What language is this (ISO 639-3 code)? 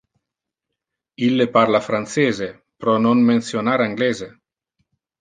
ina